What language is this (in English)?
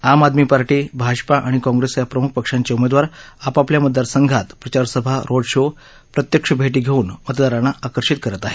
Marathi